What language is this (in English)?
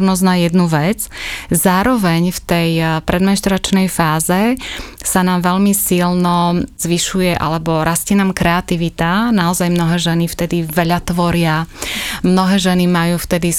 Slovak